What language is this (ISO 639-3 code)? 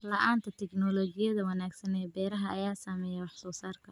som